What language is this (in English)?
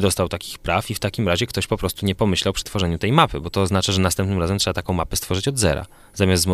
Polish